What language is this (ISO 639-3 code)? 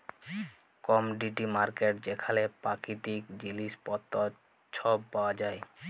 ben